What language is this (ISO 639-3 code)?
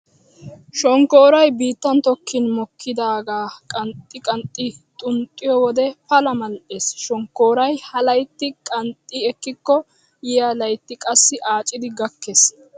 wal